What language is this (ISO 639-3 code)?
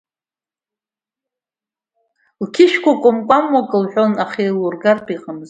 abk